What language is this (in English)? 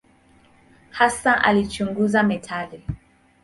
Swahili